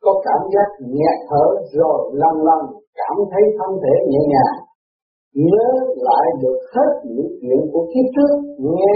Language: Vietnamese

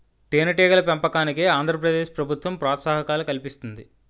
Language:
Telugu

